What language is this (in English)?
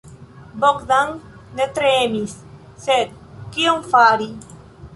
Esperanto